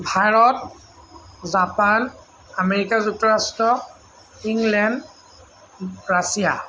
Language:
Assamese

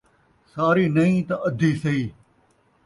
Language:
Saraiki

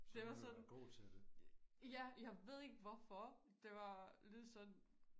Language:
Danish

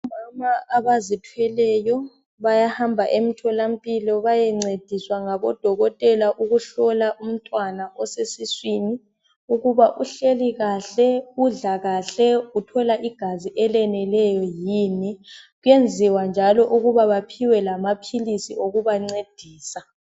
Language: North Ndebele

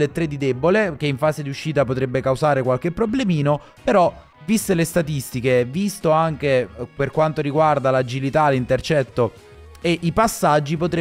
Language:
Italian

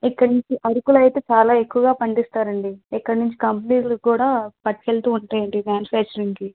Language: Telugu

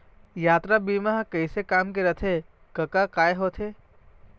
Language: Chhattisgarhi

